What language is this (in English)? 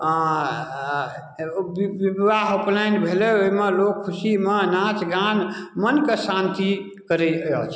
Maithili